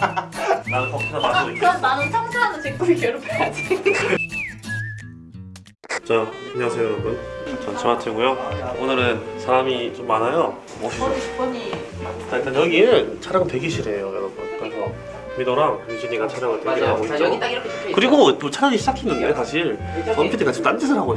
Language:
Korean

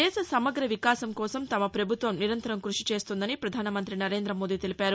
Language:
Telugu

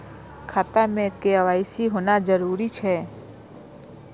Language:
Maithili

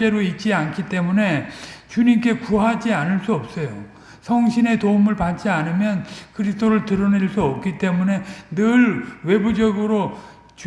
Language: Korean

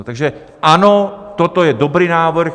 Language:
Czech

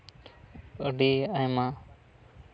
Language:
Santali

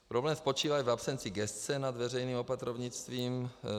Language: Czech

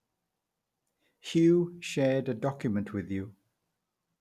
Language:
English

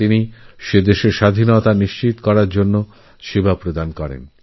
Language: Bangla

